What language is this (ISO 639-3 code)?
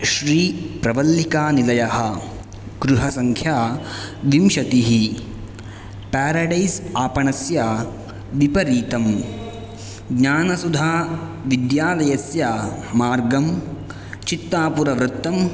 san